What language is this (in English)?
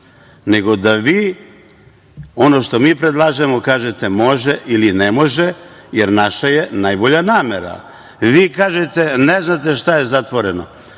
Serbian